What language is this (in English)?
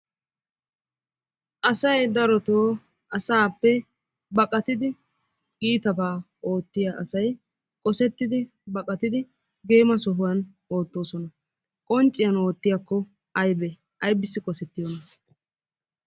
Wolaytta